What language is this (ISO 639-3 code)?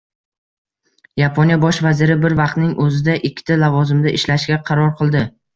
uzb